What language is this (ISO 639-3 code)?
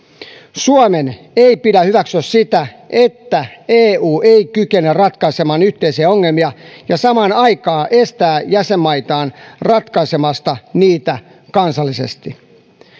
fin